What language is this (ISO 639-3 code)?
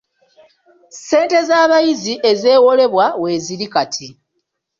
lug